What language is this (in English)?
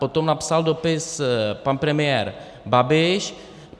Czech